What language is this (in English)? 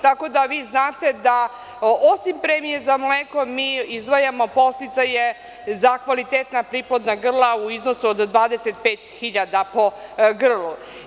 Serbian